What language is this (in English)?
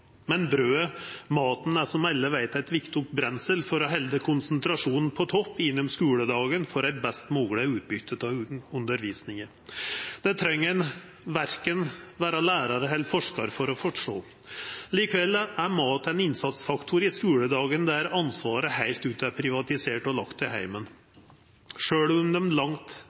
Norwegian Nynorsk